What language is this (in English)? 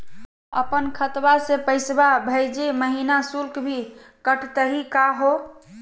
Magahi